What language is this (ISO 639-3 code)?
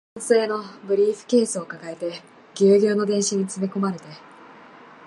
jpn